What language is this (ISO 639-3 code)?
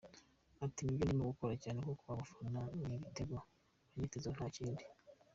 kin